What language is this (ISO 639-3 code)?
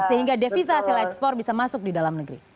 ind